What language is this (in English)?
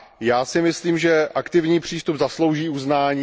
Czech